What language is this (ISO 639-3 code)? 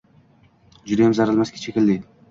uzb